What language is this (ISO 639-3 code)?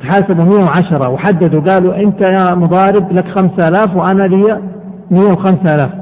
ara